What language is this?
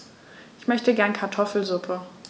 German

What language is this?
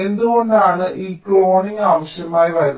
Malayalam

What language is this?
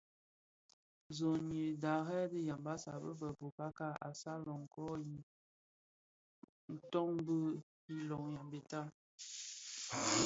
Bafia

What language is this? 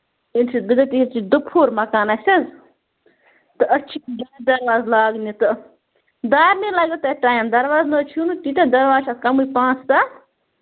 Kashmiri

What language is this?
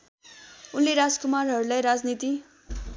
Nepali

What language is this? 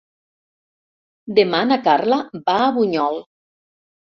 Catalan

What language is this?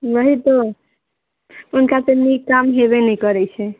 Maithili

